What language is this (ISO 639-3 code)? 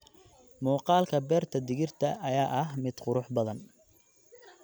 som